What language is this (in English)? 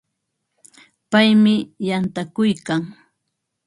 Ambo-Pasco Quechua